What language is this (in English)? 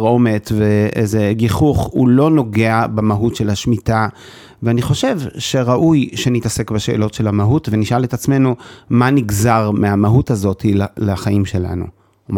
Hebrew